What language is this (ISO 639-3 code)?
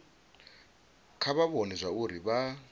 ven